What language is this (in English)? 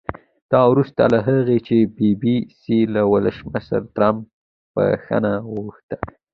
Pashto